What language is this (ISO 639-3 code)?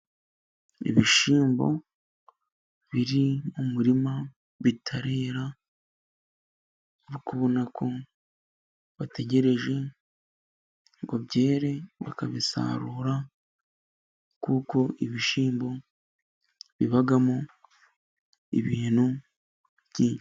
kin